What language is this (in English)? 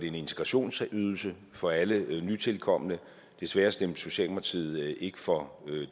Danish